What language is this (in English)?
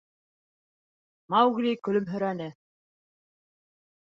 Bashkir